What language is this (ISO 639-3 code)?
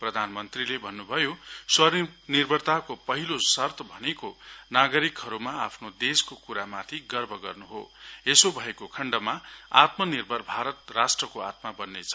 nep